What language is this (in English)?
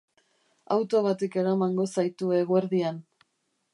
Basque